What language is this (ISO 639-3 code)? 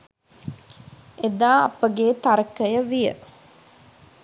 sin